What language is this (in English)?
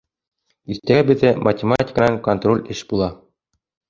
Bashkir